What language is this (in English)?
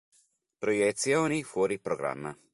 Italian